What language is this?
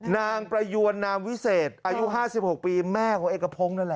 Thai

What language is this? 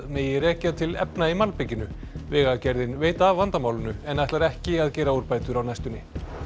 Icelandic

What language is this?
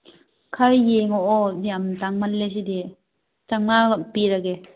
Manipuri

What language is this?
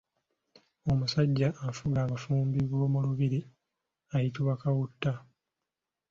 Ganda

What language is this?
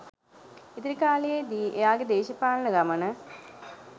Sinhala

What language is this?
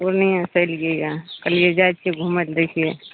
Maithili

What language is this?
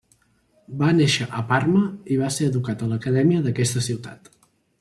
Catalan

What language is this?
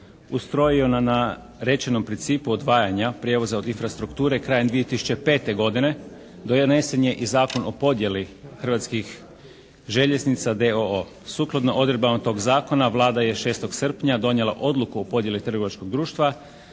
Croatian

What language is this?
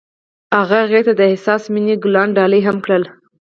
Pashto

